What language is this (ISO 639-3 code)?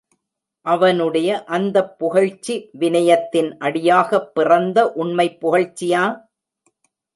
tam